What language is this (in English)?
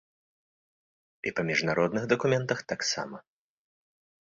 Belarusian